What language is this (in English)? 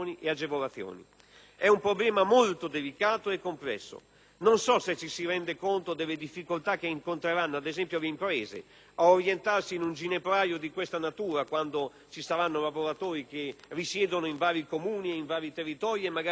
Italian